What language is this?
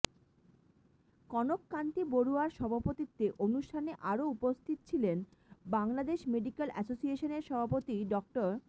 Bangla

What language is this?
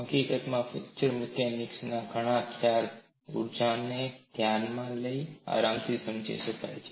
Gujarati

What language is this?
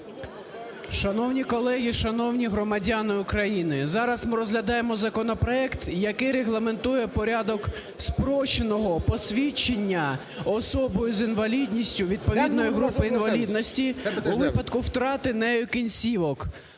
Ukrainian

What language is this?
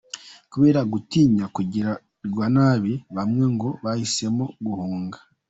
Kinyarwanda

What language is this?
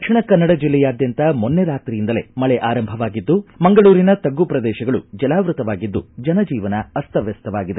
Kannada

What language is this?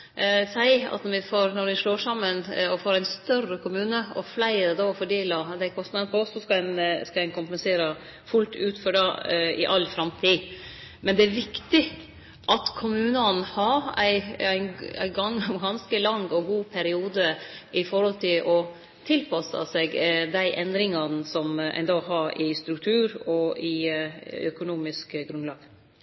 Norwegian Nynorsk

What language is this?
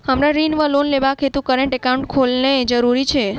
Maithili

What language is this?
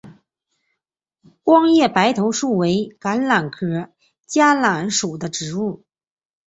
Chinese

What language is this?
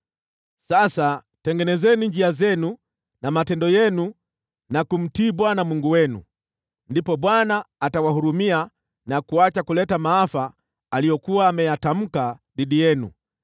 Swahili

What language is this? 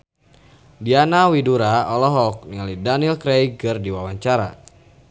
Sundanese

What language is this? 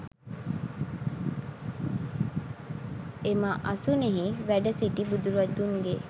Sinhala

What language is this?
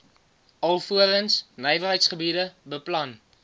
Afrikaans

